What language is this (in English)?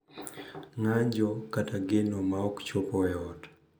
Luo (Kenya and Tanzania)